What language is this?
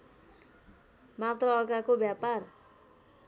Nepali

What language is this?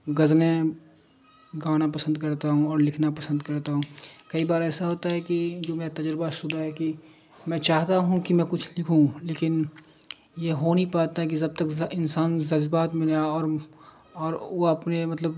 Urdu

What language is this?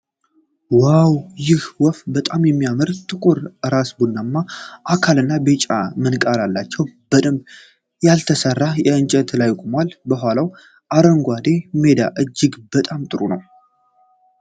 Amharic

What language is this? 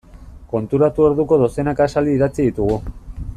Basque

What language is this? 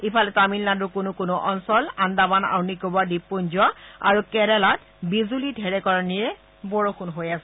Assamese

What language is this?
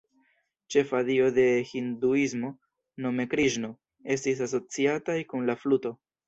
Esperanto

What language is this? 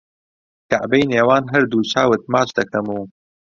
Central Kurdish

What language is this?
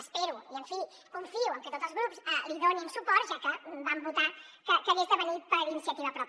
Catalan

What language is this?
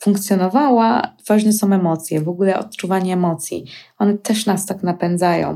Polish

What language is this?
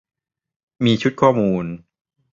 Thai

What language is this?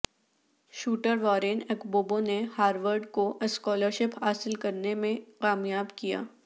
Urdu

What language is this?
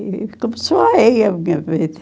Portuguese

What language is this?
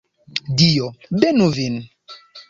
Esperanto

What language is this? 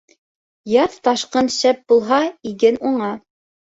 Bashkir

